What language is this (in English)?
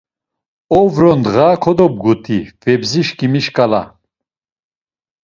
Laz